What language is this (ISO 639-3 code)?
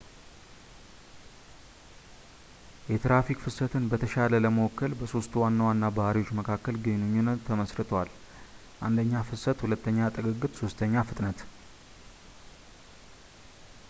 amh